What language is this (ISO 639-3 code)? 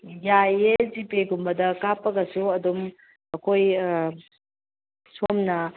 mni